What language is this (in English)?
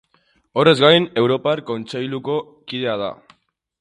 Basque